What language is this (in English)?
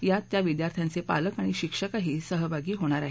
Marathi